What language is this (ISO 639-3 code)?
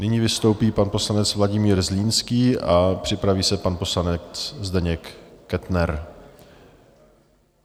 ces